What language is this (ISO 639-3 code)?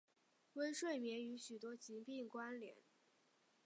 zho